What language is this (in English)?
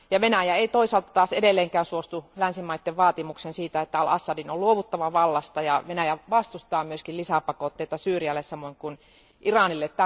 Finnish